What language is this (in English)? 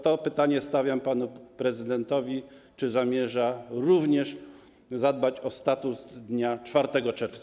Polish